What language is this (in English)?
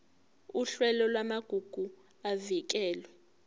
Zulu